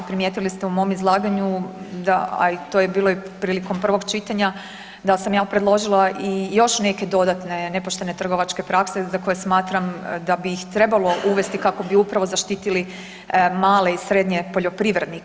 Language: Croatian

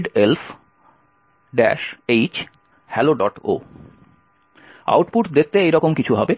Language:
Bangla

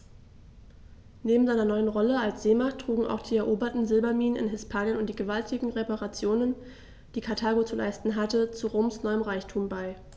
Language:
German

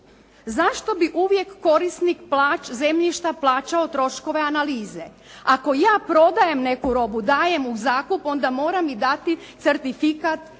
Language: Croatian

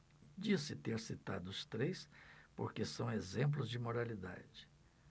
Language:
Portuguese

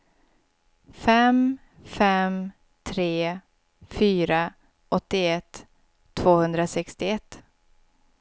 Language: Swedish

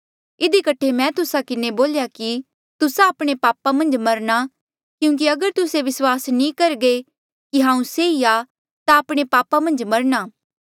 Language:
Mandeali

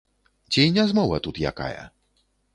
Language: Belarusian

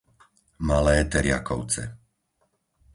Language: Slovak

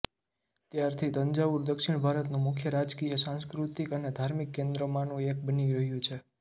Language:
Gujarati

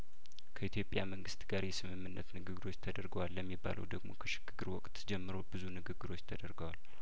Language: Amharic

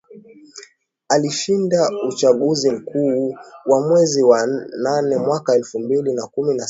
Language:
Swahili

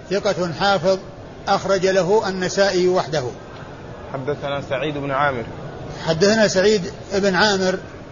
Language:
Arabic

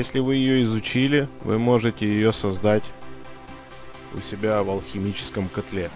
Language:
Russian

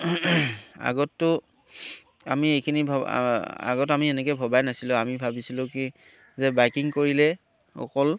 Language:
Assamese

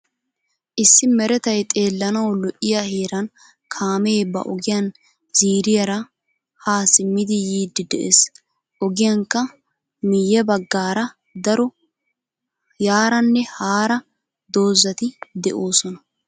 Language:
Wolaytta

